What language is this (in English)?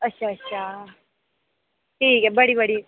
Dogri